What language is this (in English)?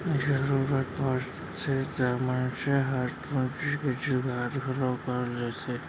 Chhattisgarhi